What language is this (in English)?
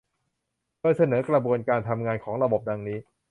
Thai